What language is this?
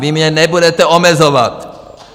Czech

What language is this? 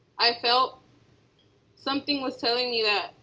English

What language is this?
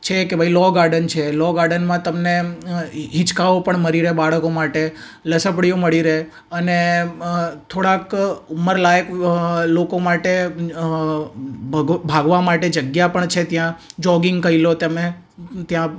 Gujarati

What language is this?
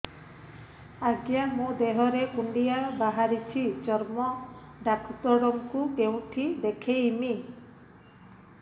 Odia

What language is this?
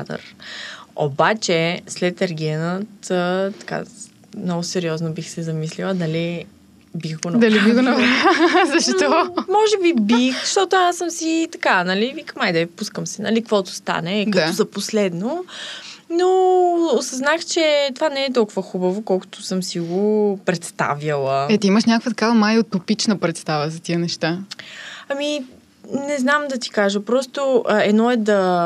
Bulgarian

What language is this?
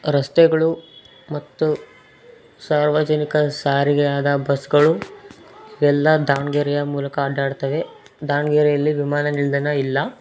Kannada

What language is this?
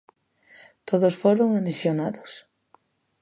Galician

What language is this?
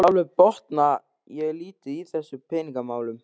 Icelandic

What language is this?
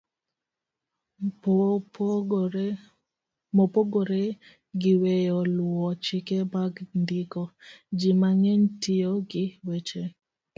Luo (Kenya and Tanzania)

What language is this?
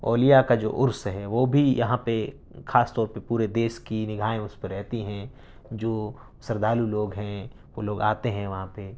Urdu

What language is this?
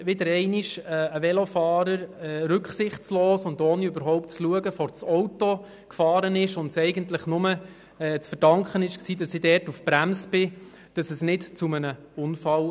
Swiss German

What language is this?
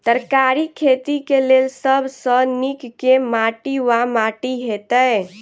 Maithili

